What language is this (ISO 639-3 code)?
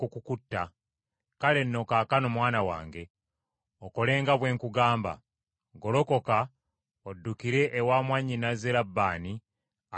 lug